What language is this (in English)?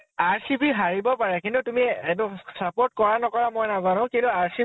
Assamese